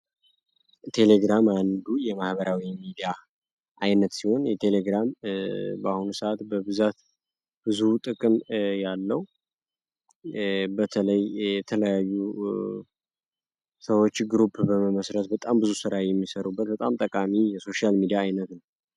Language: Amharic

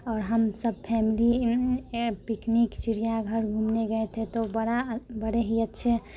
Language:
Hindi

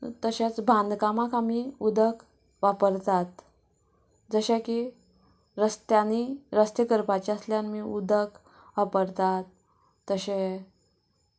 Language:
Konkani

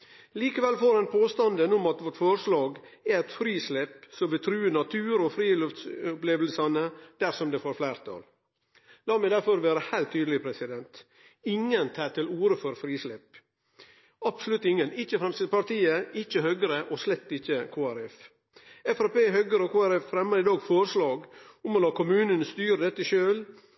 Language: Norwegian Nynorsk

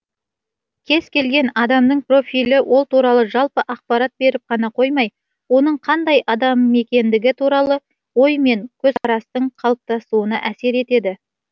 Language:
Kazakh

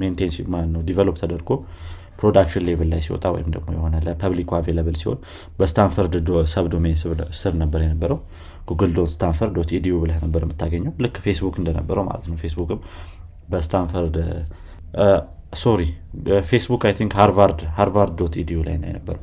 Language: Amharic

